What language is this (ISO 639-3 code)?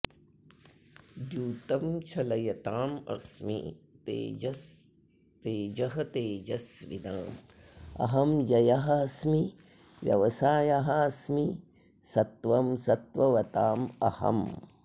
san